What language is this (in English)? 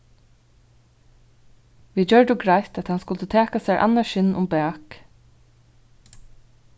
Faroese